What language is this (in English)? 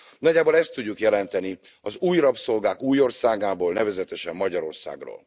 Hungarian